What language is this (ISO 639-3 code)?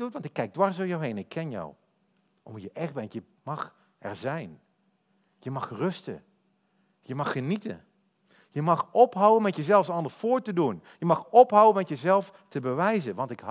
nld